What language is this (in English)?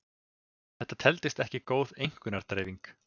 Icelandic